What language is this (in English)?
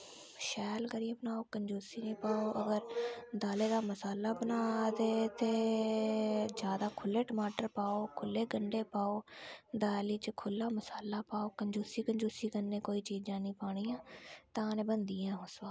Dogri